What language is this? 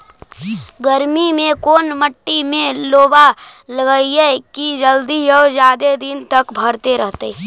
Magahi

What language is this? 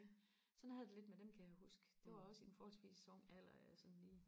Danish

